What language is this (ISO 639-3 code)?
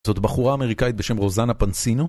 heb